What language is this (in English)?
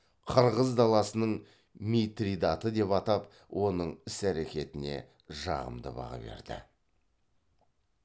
Kazakh